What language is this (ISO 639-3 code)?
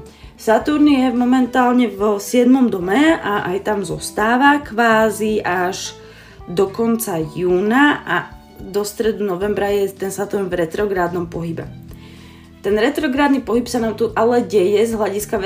slk